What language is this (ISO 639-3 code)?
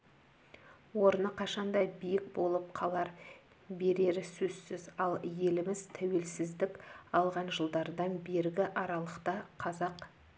kaz